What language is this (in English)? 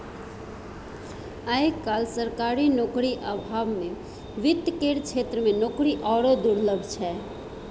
Maithili